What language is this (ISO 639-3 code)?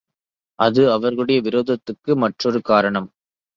tam